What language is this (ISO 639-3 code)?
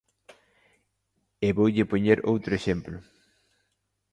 glg